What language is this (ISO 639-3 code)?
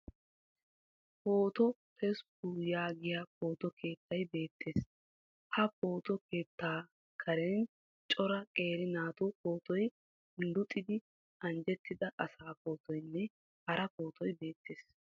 wal